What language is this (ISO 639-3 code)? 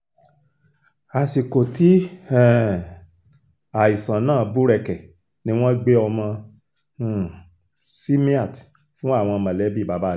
yor